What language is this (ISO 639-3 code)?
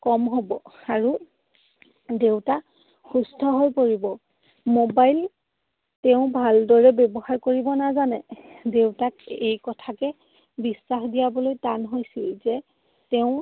asm